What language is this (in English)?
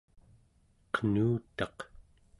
Central Yupik